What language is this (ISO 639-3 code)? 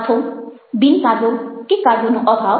guj